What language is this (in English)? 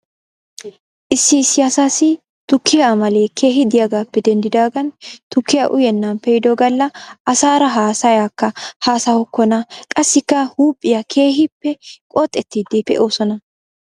Wolaytta